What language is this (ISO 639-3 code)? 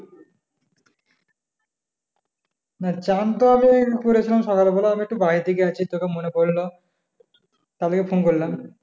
ben